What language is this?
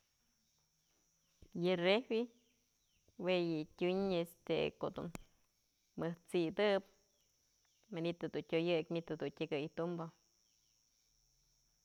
Mazatlán Mixe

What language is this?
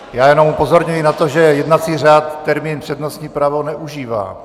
Czech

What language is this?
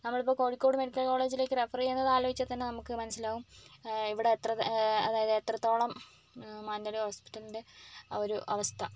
Malayalam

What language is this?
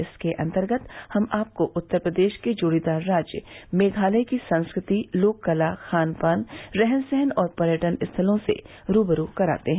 Hindi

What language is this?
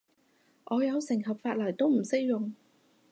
Cantonese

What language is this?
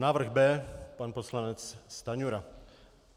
Czech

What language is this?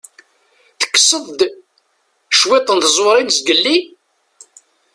Kabyle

